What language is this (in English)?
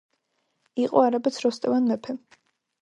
Georgian